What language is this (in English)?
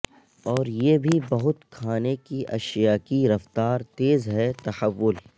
Urdu